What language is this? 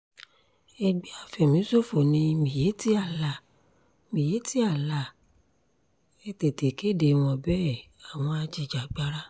Yoruba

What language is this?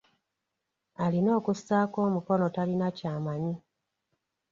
Ganda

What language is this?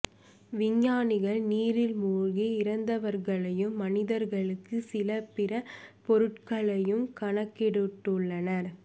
Tamil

